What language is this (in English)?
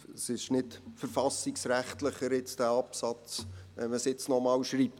Swiss German